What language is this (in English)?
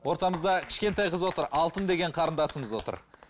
Kazakh